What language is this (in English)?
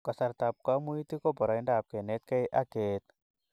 Kalenjin